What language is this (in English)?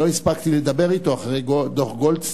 Hebrew